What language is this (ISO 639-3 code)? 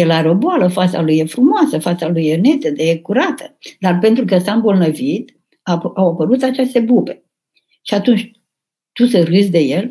ron